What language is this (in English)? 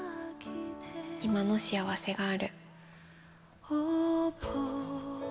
Japanese